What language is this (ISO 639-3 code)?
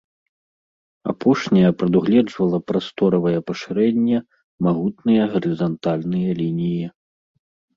bel